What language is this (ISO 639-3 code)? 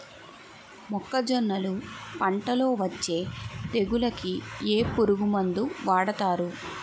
tel